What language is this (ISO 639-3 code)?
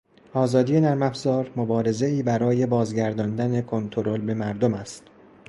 fas